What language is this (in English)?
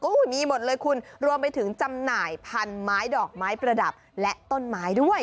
Thai